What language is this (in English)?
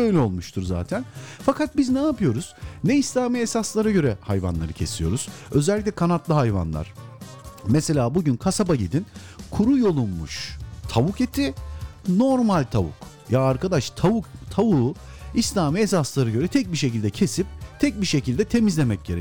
Turkish